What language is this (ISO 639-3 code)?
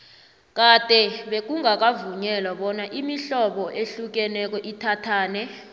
nbl